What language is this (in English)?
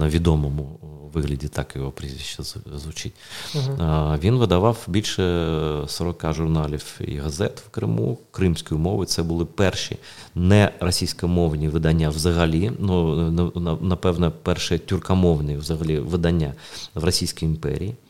Ukrainian